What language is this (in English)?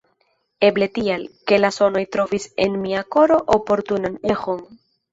Esperanto